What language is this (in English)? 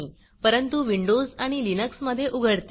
Marathi